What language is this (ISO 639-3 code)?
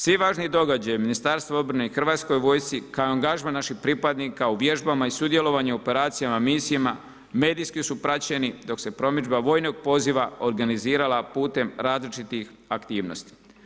hrv